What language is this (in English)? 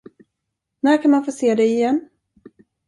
Swedish